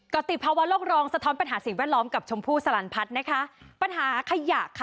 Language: Thai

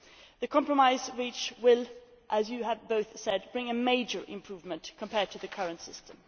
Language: English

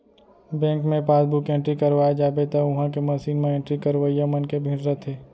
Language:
Chhattisgarhi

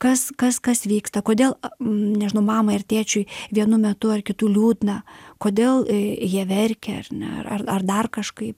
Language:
Lithuanian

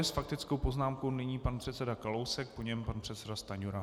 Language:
Czech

